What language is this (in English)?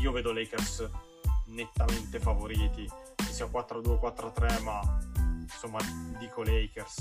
Italian